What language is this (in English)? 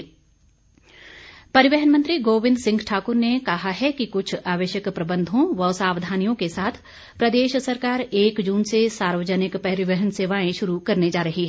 Hindi